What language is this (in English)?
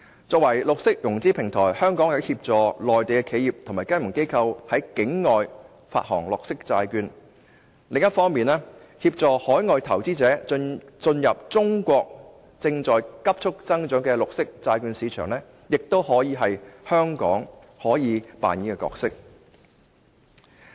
Cantonese